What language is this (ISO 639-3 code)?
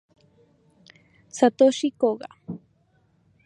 spa